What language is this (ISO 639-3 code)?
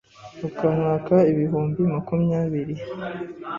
kin